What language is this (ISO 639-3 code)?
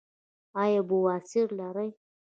pus